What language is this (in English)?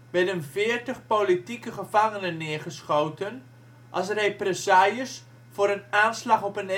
Dutch